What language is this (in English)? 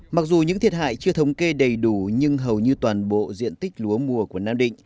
Vietnamese